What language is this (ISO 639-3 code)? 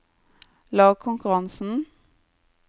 nor